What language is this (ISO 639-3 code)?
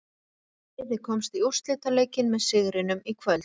isl